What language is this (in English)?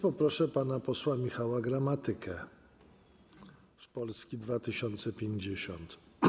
Polish